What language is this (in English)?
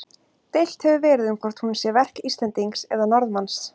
Icelandic